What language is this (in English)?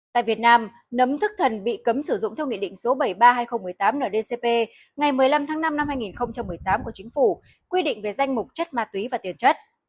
Vietnamese